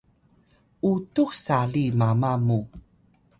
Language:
Atayal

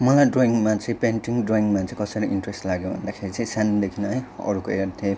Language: Nepali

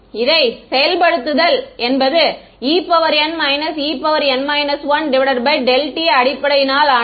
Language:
Tamil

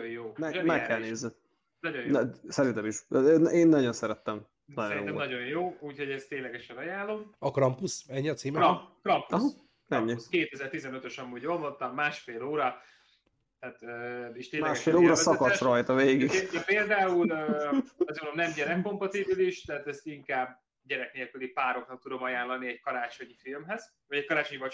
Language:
Hungarian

